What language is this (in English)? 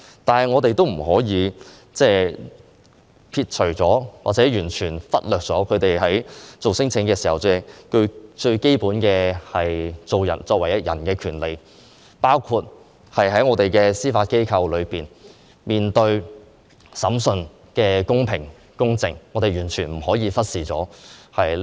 Cantonese